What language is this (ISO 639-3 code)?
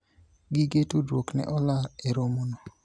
luo